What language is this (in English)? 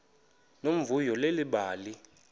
Xhosa